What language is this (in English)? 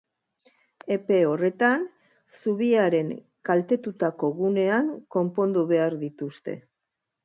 Basque